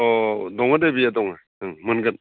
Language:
Bodo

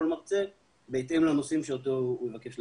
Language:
Hebrew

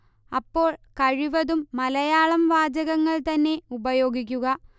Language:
Malayalam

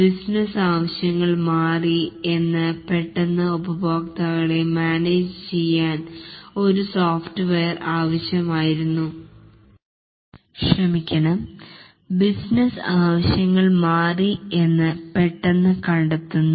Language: Malayalam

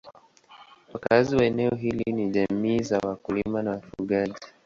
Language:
Swahili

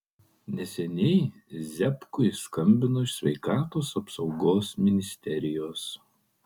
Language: Lithuanian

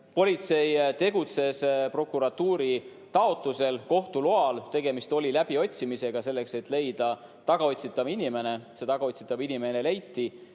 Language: Estonian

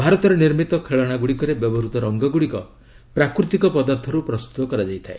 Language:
Odia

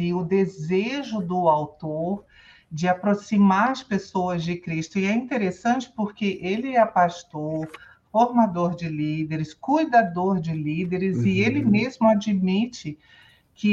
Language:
Portuguese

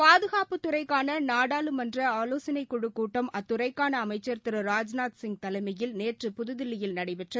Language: Tamil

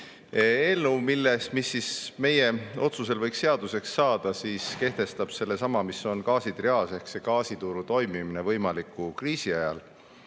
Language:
Estonian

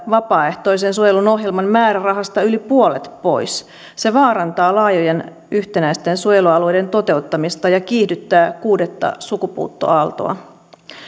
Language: Finnish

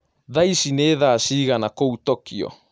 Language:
Kikuyu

